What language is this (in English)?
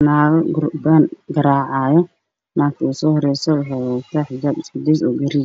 Somali